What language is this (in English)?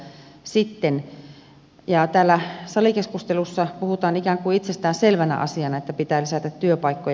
Finnish